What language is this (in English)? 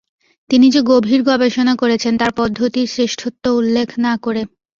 Bangla